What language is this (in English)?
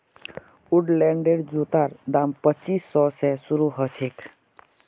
Magahi